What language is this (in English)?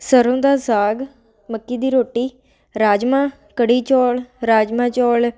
Punjabi